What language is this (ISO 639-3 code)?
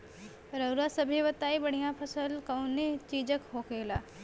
bho